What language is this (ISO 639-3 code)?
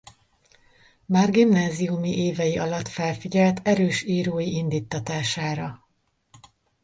hun